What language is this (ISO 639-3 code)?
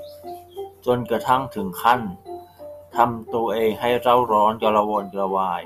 tha